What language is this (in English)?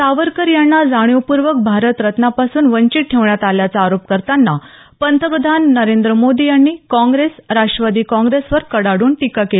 Marathi